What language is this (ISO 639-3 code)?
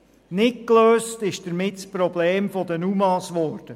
gsw